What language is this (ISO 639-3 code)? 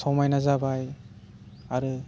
brx